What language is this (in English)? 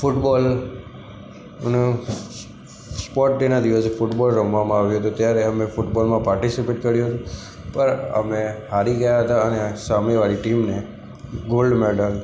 Gujarati